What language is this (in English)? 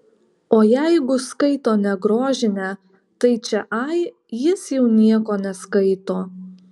Lithuanian